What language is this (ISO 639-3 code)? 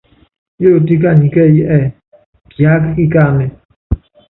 yav